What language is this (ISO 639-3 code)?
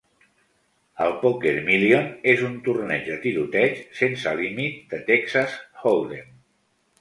cat